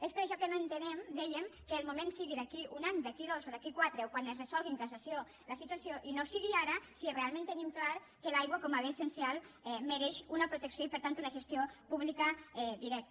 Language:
Catalan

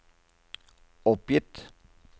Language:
Norwegian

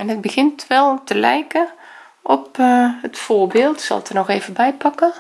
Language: Dutch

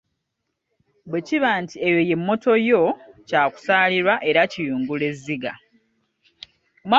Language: Ganda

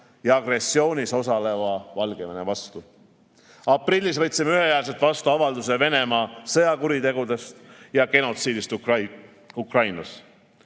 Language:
Estonian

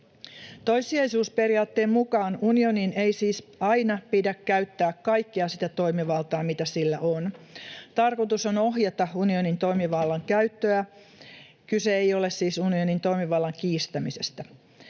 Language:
Finnish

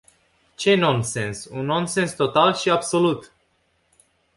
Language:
Romanian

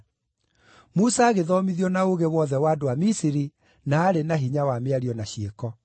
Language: Kikuyu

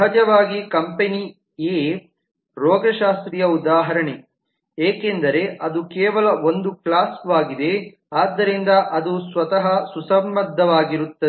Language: Kannada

